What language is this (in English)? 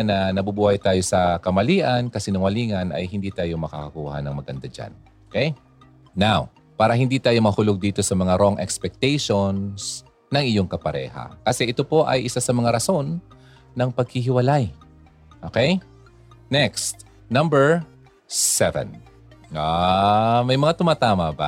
Filipino